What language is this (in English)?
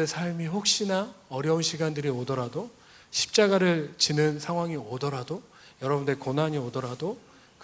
Korean